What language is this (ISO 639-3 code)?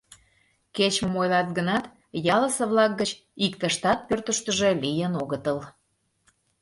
chm